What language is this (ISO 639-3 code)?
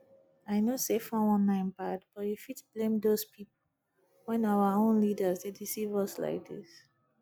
pcm